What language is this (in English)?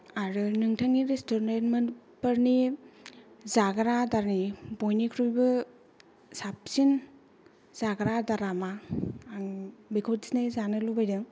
Bodo